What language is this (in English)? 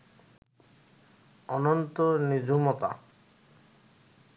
Bangla